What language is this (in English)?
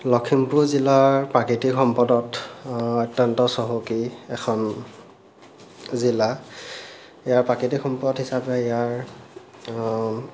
Assamese